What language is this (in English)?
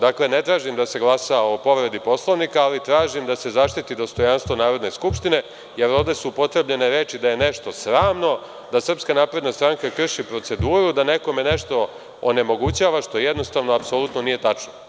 Serbian